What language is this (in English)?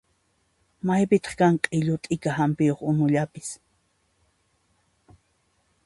Puno Quechua